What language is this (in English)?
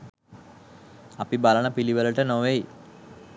Sinhala